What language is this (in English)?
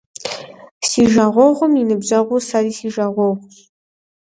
Kabardian